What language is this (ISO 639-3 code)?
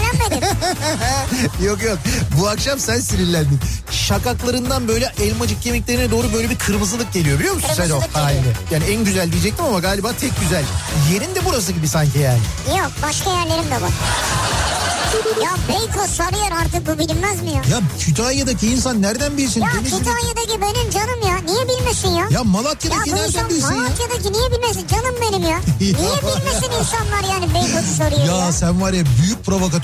tur